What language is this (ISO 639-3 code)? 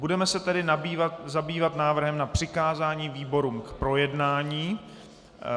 ces